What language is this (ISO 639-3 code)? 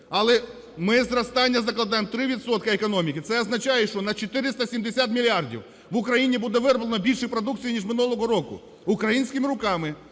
ukr